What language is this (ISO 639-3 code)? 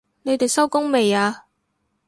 yue